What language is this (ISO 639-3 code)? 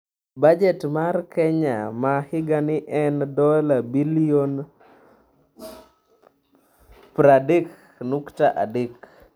luo